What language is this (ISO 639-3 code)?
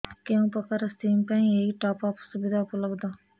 ori